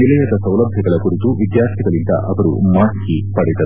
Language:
Kannada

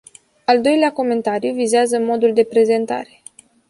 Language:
Romanian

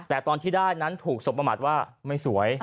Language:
Thai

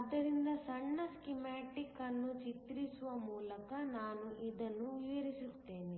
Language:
Kannada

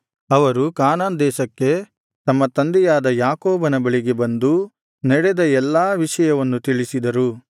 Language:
Kannada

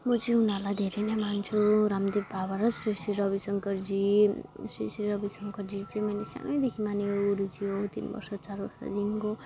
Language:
Nepali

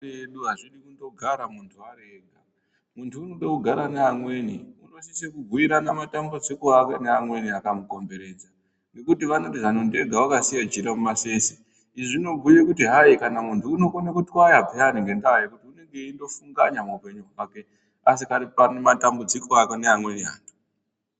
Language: Ndau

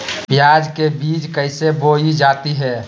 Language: Magahi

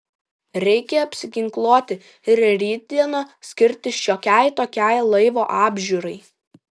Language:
Lithuanian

